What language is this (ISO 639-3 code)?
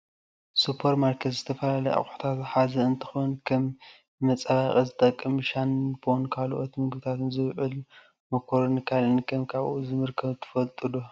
tir